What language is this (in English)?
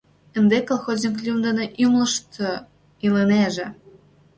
Mari